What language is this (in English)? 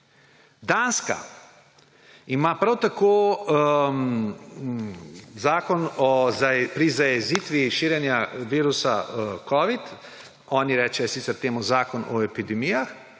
Slovenian